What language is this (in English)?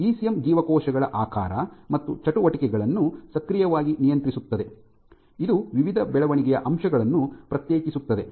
Kannada